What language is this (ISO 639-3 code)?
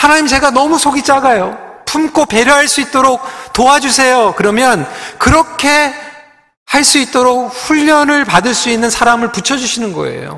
kor